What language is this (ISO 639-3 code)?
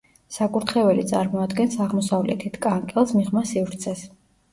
kat